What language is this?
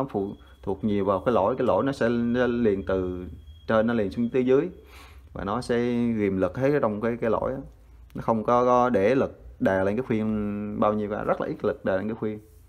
Vietnamese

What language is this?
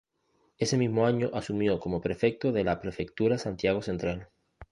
Spanish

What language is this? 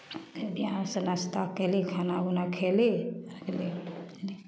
Maithili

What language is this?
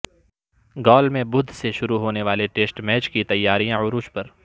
Urdu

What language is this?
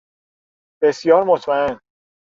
Persian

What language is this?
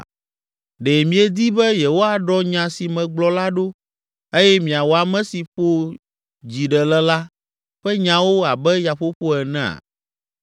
Ewe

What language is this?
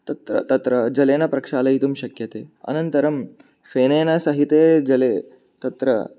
Sanskrit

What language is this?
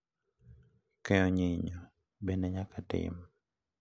Luo (Kenya and Tanzania)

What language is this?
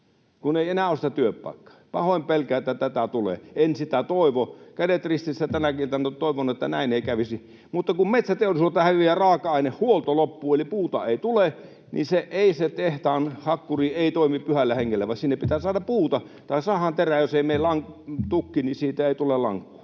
Finnish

